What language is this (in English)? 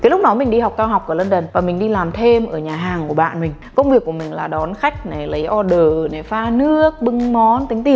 Vietnamese